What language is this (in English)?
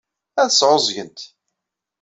Kabyle